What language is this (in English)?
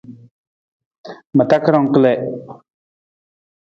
Nawdm